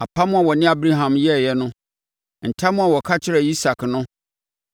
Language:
Akan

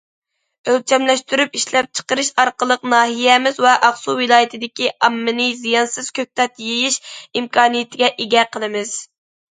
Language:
Uyghur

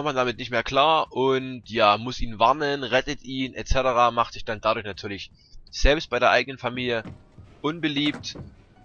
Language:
German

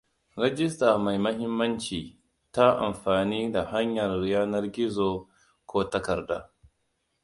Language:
Hausa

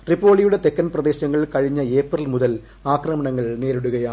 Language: Malayalam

